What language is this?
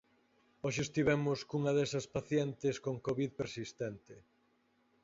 Galician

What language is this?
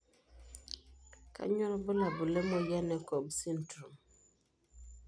Masai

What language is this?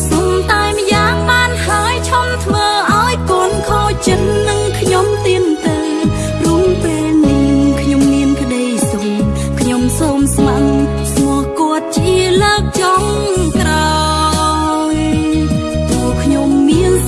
Vietnamese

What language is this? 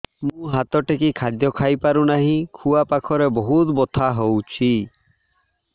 Odia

